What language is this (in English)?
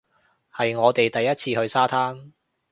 Cantonese